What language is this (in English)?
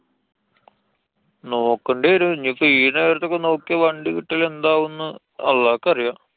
Malayalam